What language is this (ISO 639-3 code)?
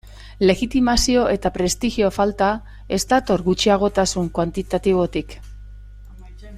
eus